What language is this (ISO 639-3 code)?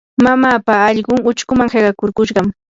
qur